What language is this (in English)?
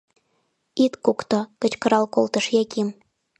Mari